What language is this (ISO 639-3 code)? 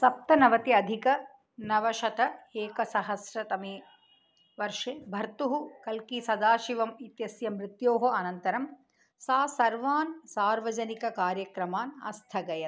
san